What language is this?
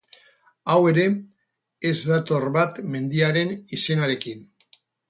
Basque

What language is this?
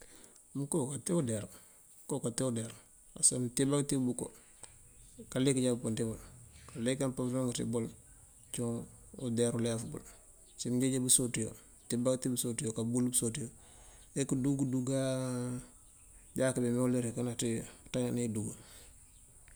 Mandjak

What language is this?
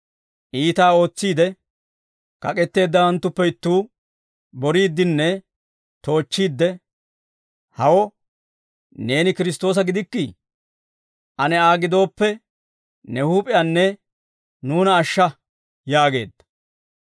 Dawro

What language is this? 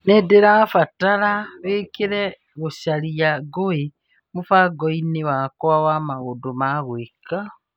Kikuyu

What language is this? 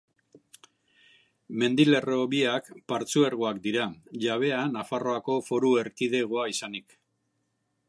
Basque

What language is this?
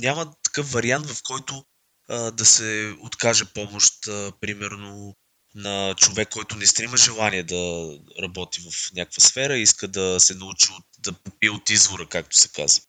Bulgarian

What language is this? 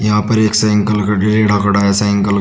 Hindi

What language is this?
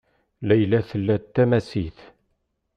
Kabyle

